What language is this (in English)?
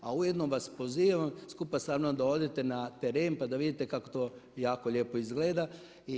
Croatian